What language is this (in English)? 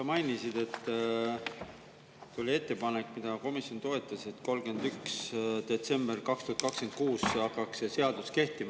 Estonian